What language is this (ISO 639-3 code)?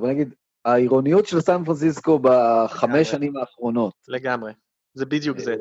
heb